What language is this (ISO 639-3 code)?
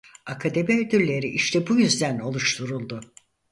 tur